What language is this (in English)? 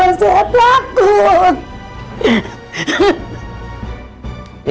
Indonesian